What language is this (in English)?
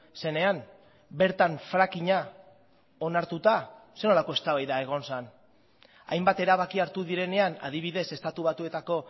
Basque